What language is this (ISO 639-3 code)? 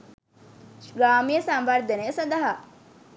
sin